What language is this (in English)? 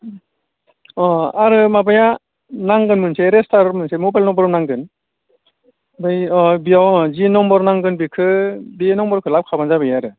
Bodo